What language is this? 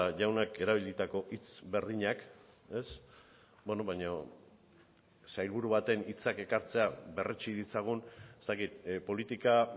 Basque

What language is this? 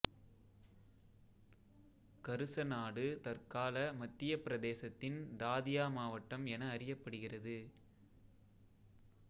Tamil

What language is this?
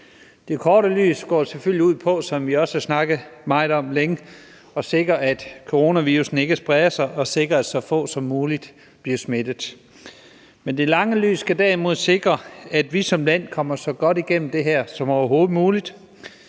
Danish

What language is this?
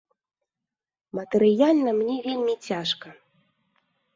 Belarusian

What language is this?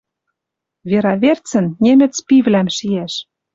Western Mari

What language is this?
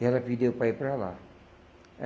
Portuguese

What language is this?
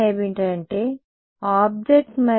Telugu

